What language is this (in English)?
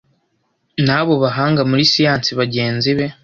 Kinyarwanda